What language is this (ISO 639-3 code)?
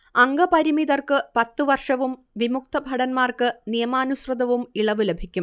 mal